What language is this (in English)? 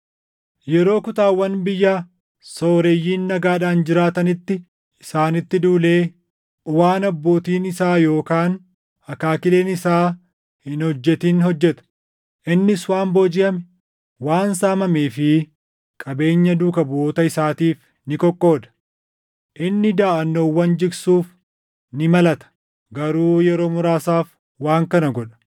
Oromo